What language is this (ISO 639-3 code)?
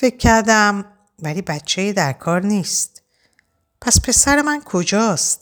fas